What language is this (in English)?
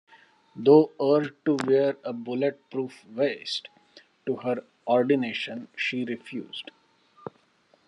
English